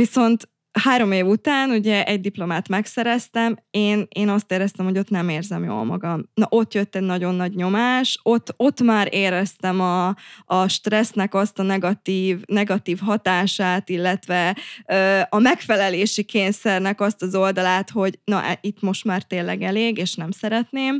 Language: Hungarian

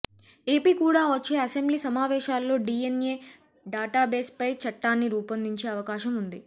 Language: Telugu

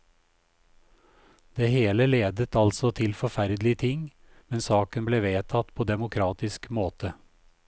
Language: Norwegian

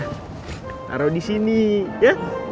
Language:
Indonesian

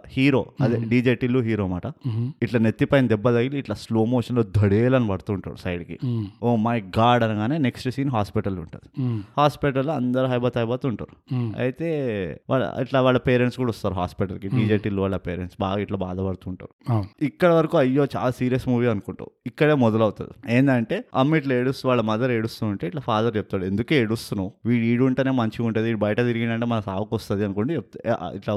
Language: Telugu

